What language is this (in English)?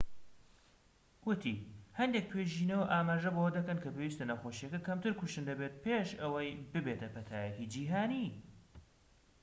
Central Kurdish